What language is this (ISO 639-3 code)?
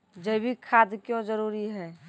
mai